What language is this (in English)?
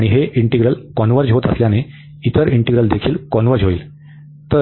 Marathi